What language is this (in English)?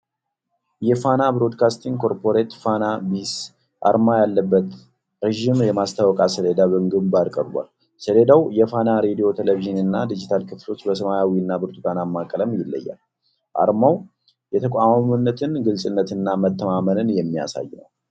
Amharic